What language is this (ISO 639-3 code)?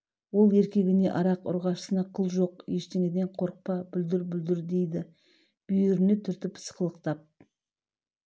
kaz